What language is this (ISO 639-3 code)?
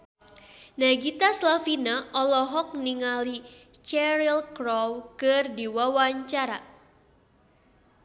sun